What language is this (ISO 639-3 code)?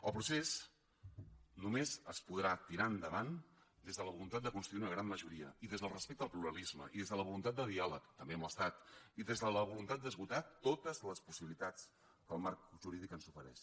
cat